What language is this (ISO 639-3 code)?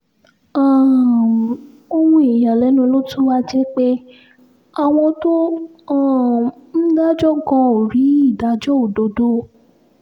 yor